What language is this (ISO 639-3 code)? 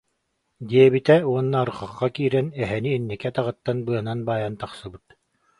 sah